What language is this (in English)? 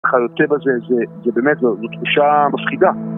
Hebrew